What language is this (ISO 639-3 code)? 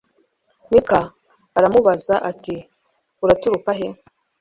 kin